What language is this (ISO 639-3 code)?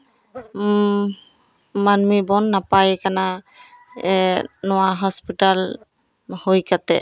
sat